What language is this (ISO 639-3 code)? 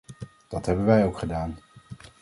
nld